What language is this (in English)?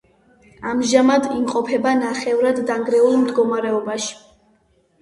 Georgian